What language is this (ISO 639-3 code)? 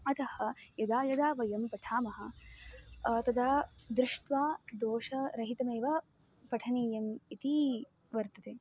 san